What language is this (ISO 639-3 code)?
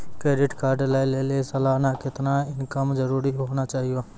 mai